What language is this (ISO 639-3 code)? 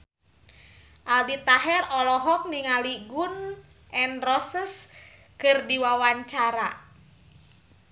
sun